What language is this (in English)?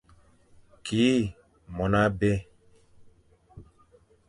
Fang